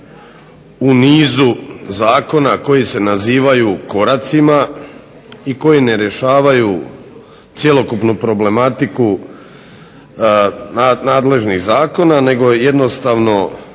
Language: Croatian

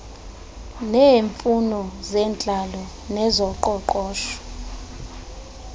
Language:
Xhosa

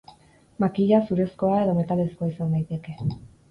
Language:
Basque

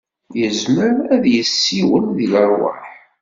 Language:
Kabyle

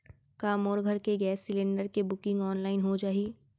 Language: Chhattisgarhi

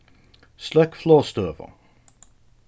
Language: Faroese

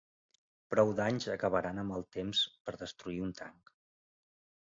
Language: Catalan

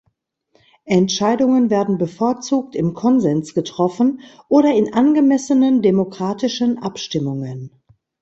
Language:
German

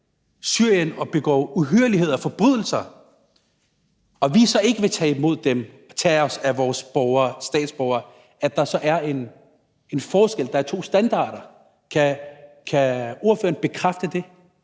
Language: Danish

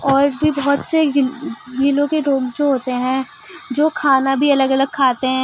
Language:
Urdu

